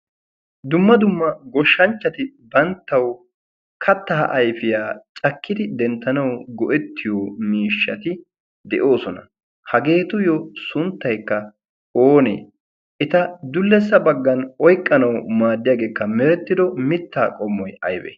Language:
Wolaytta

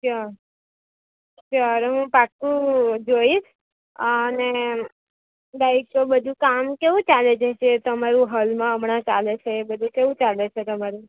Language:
Gujarati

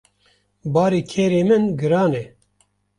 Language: Kurdish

